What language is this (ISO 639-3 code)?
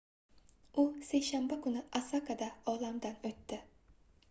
uzb